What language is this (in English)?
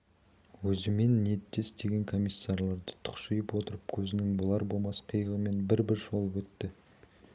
Kazakh